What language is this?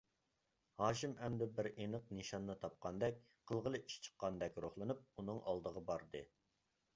Uyghur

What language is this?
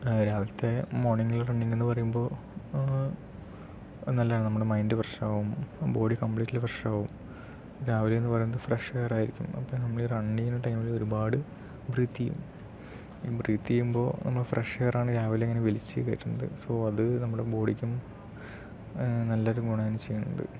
Malayalam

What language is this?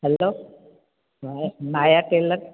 Sindhi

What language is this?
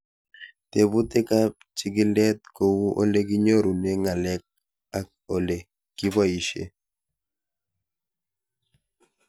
Kalenjin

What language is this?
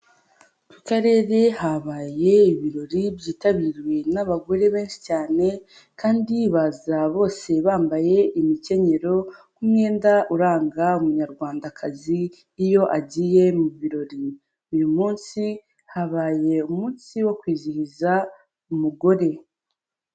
Kinyarwanda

